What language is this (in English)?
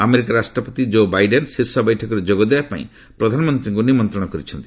Odia